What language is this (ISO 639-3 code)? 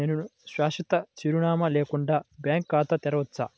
tel